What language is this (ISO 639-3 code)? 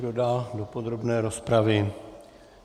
ces